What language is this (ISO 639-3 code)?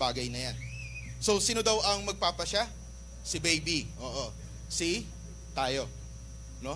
fil